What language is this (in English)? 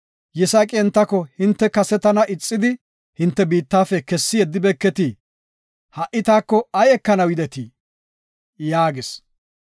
Gofa